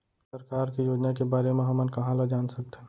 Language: Chhattisgarhi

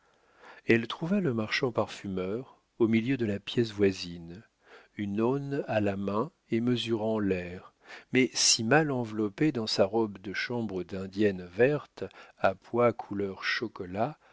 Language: French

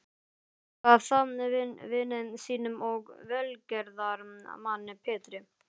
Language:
Icelandic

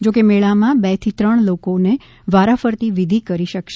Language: Gujarati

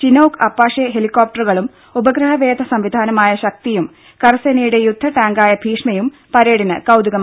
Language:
Malayalam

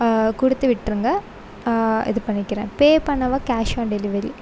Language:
Tamil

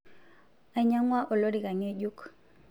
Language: Masai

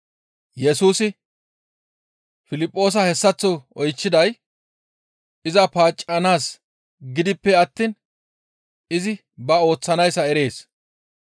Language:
Gamo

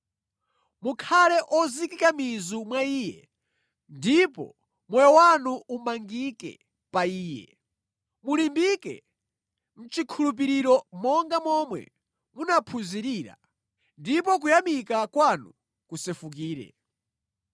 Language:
Nyanja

